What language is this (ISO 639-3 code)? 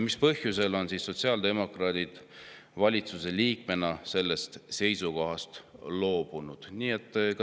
est